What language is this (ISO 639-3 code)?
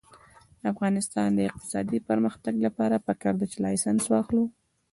pus